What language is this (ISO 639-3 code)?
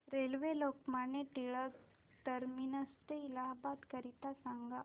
mar